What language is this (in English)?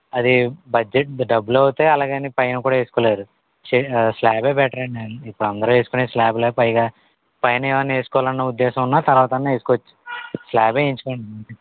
Telugu